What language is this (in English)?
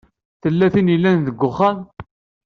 Kabyle